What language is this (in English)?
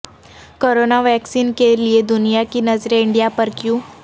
Urdu